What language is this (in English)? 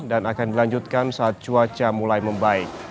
Indonesian